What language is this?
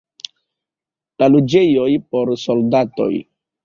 Esperanto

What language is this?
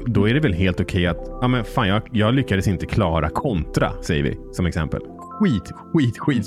Swedish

